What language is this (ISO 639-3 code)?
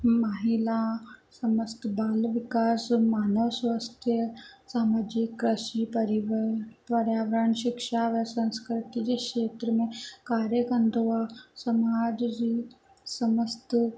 snd